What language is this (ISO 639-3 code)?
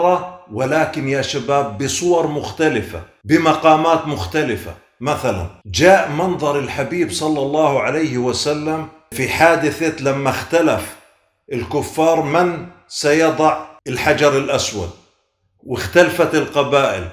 ara